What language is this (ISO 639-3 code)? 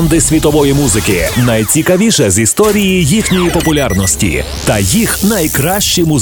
ukr